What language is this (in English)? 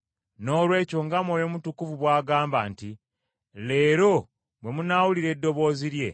Ganda